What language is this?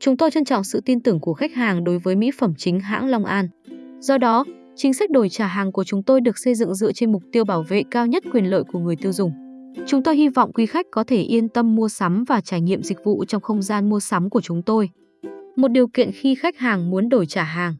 Vietnamese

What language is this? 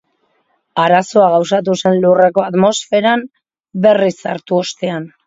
Basque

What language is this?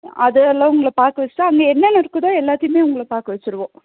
Tamil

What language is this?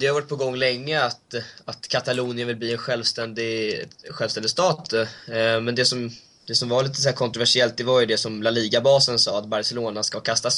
Swedish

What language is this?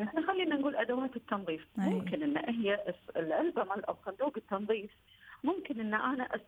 Arabic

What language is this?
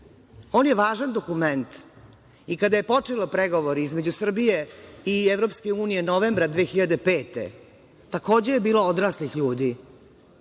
Serbian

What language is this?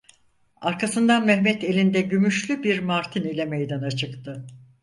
Turkish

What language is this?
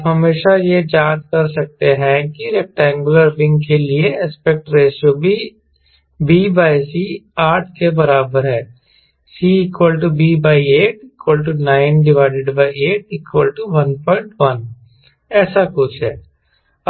Hindi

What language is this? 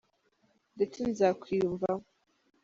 Kinyarwanda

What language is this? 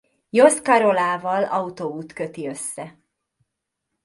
Hungarian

